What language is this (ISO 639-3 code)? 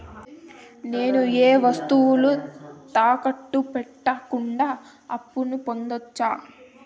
tel